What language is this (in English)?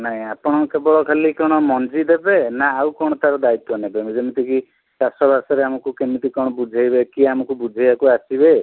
Odia